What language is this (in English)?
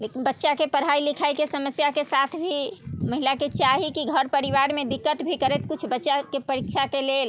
Maithili